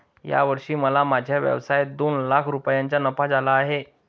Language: Marathi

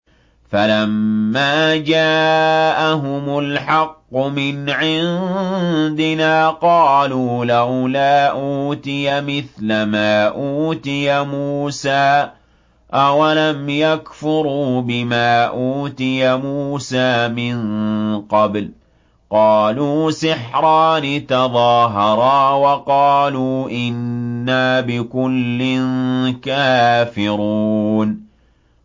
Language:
Arabic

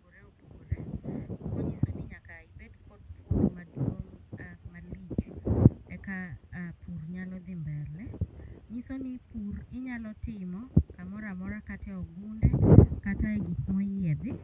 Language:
Luo (Kenya and Tanzania)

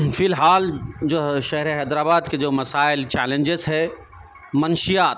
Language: Urdu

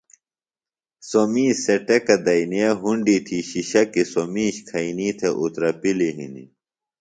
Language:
Phalura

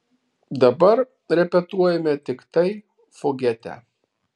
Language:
Lithuanian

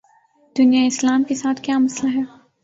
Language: Urdu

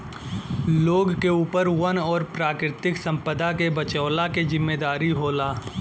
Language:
Bhojpuri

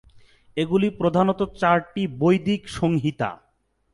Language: Bangla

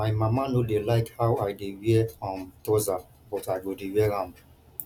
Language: Nigerian Pidgin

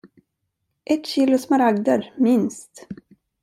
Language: Swedish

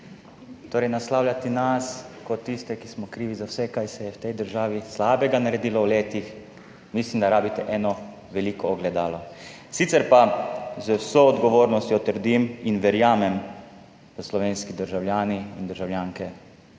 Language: Slovenian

